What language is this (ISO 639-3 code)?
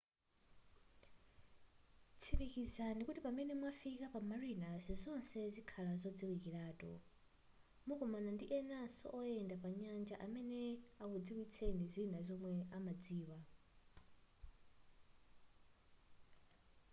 nya